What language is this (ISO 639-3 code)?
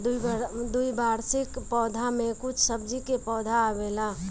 bho